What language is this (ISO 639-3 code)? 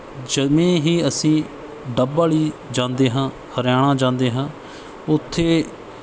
pan